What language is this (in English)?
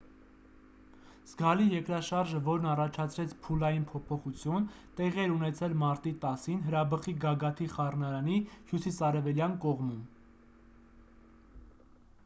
Armenian